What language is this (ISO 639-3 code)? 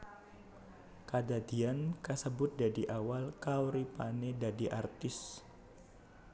jav